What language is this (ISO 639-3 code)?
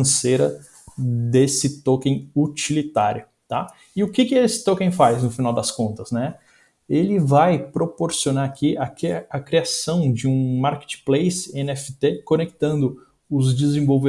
por